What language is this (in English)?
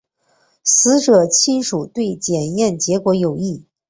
Chinese